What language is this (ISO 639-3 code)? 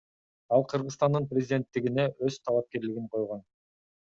kir